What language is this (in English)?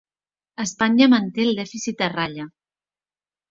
Catalan